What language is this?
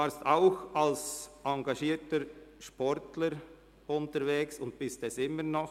Swiss German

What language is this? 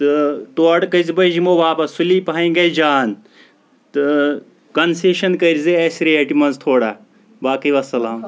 Kashmiri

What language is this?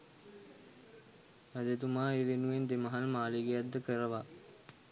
Sinhala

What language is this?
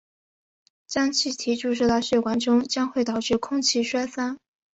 Chinese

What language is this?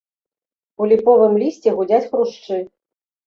Belarusian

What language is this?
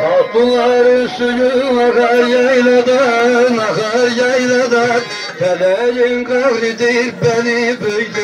Turkish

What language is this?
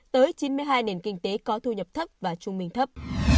Vietnamese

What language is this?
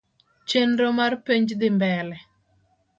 Luo (Kenya and Tanzania)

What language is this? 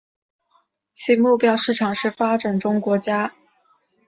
Chinese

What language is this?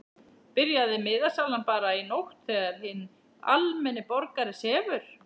Icelandic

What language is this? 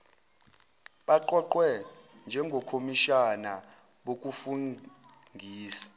Zulu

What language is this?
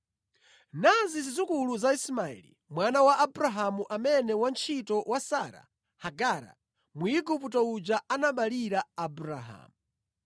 Nyanja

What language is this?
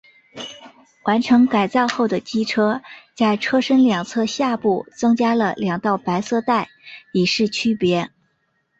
Chinese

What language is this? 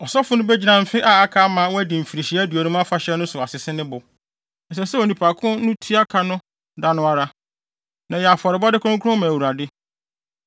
Akan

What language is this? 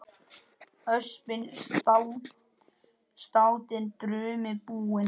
Icelandic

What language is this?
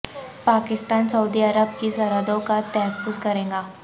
Urdu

